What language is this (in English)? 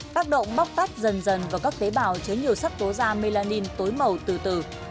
Vietnamese